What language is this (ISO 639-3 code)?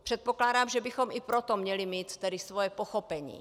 ces